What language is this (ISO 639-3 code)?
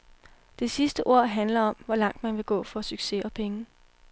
dan